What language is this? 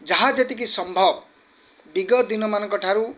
Odia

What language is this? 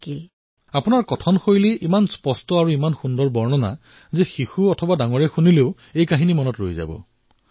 Assamese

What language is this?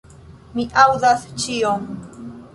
Esperanto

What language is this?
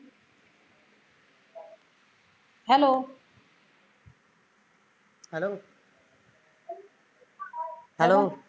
Punjabi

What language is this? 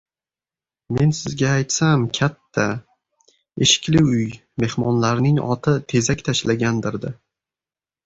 Uzbek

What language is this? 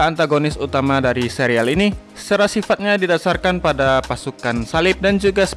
Indonesian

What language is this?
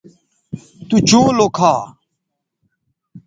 Bateri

